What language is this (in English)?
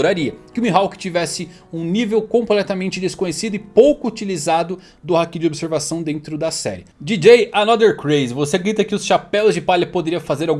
Portuguese